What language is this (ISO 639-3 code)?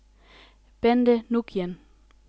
dan